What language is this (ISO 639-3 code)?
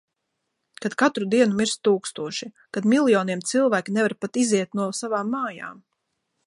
lav